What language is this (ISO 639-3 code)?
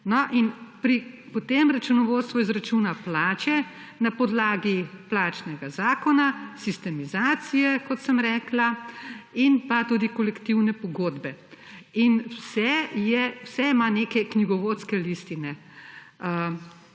slv